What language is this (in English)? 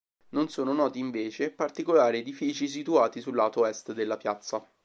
Italian